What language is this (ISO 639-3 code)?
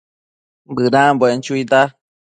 mcf